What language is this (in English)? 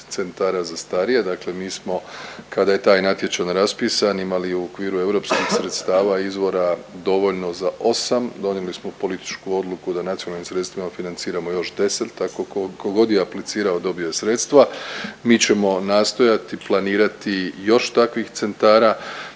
Croatian